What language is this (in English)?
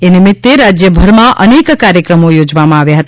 Gujarati